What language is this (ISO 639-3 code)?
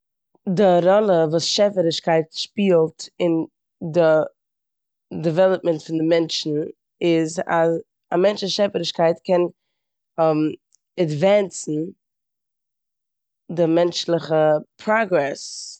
yid